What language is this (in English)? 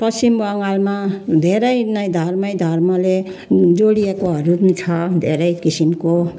Nepali